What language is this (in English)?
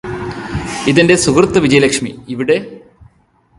Malayalam